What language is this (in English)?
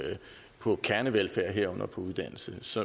Danish